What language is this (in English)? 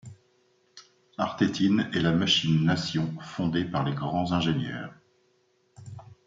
French